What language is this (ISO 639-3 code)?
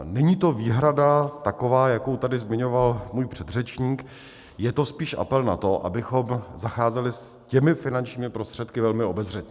ces